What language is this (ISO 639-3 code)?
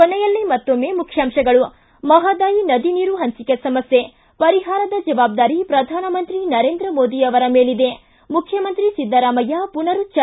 kan